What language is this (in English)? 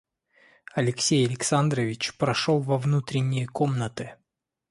Russian